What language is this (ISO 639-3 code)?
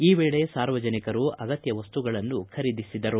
kan